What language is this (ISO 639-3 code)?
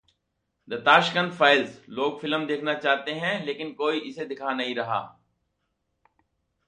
hin